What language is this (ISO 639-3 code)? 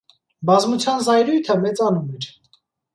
hye